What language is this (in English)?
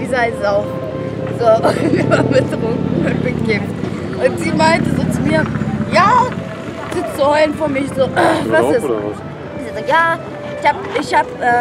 German